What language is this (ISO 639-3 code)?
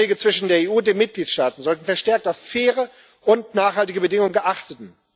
deu